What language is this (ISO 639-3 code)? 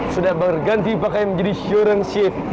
ind